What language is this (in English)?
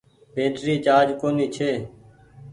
Goaria